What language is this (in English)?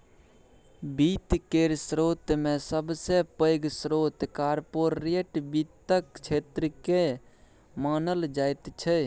Maithili